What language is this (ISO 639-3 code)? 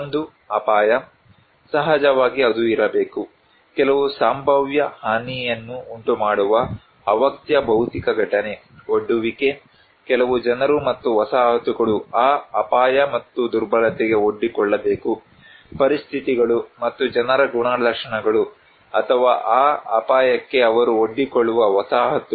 kan